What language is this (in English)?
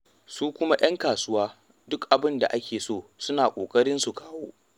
Hausa